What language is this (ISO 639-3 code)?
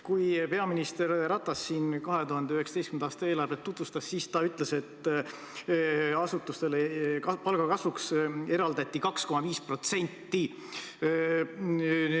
est